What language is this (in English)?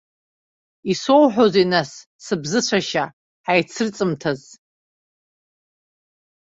Abkhazian